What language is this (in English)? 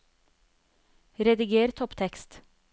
Norwegian